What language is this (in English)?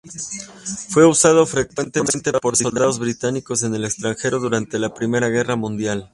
Spanish